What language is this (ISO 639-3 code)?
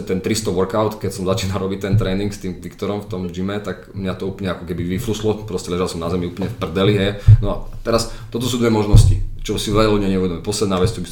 slk